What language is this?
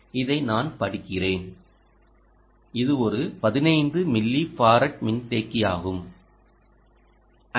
Tamil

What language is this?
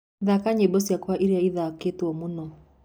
Kikuyu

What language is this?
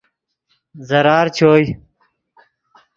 Yidgha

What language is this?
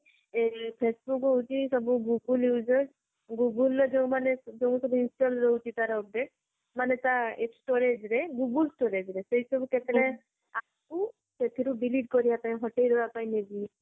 Odia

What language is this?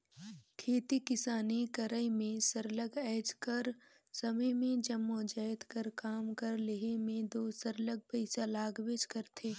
Chhattisgarhi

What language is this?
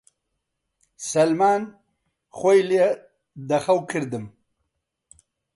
Central Kurdish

